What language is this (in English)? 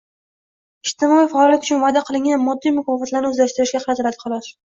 Uzbek